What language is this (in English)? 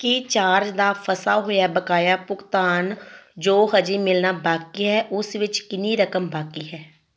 Punjabi